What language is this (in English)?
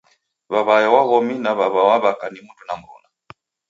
Taita